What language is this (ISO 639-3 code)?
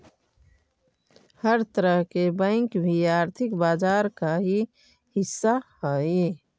mag